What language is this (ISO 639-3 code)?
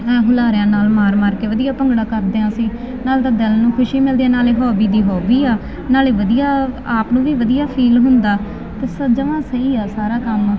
pan